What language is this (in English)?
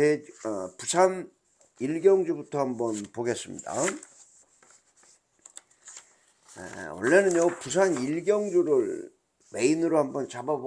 Korean